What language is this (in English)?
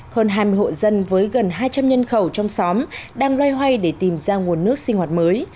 Vietnamese